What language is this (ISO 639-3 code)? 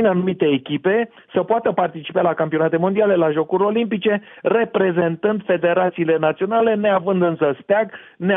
ron